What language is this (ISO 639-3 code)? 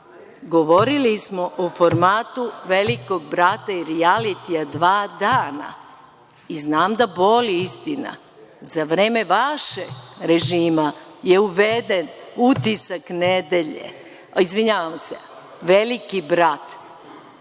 srp